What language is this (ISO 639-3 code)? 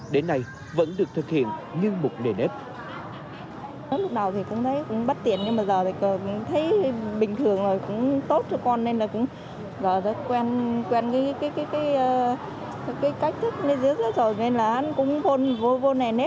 vie